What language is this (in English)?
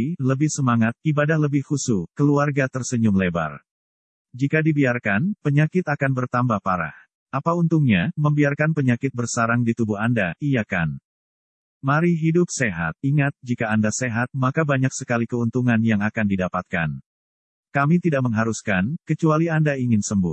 Indonesian